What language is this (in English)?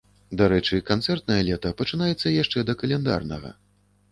Belarusian